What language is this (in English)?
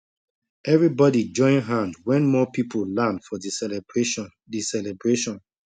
Nigerian Pidgin